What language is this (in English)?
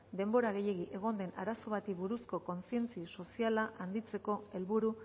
Basque